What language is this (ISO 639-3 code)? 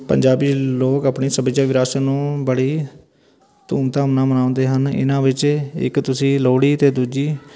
pan